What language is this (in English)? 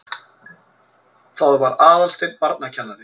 Icelandic